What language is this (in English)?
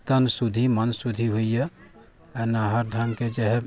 Maithili